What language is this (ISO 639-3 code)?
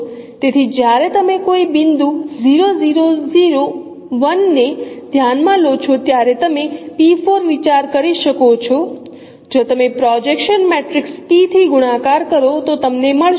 guj